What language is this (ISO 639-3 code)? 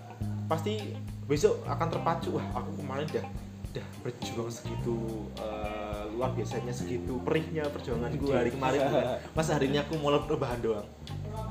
ind